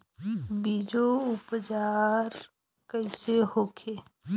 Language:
Bhojpuri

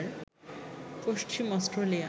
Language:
Bangla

